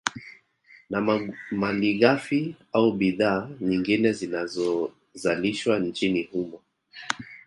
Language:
Swahili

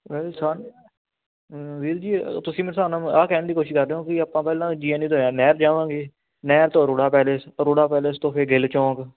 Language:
Punjabi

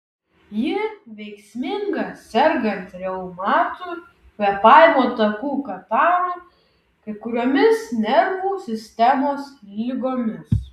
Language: Lithuanian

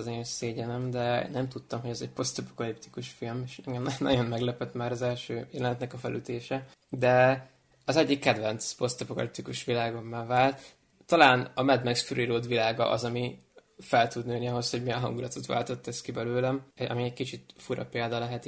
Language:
Hungarian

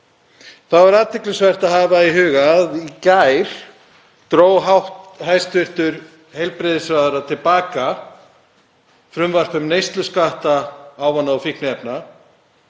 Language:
Icelandic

